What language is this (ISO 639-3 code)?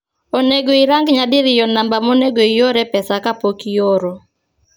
luo